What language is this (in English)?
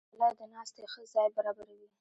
Pashto